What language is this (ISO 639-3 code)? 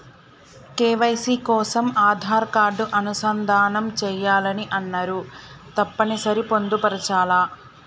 tel